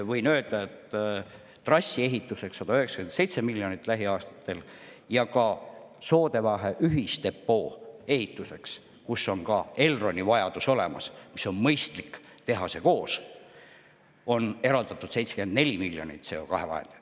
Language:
Estonian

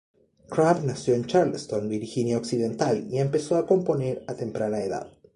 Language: Spanish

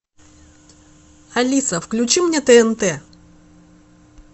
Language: Russian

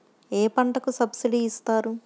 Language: Telugu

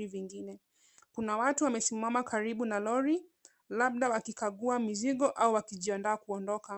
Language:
Swahili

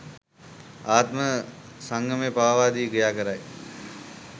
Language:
Sinhala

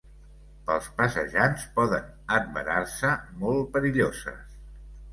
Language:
Catalan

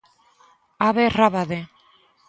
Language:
Galician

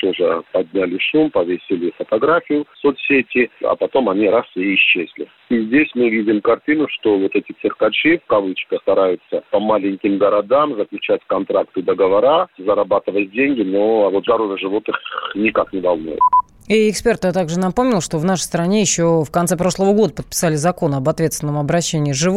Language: Russian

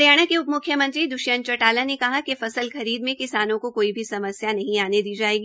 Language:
Hindi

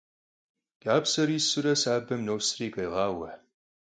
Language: Kabardian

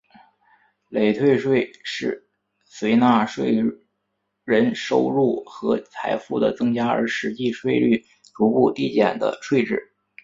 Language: Chinese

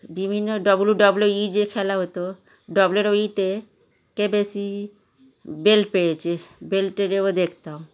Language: Bangla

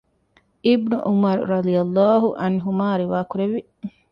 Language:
Divehi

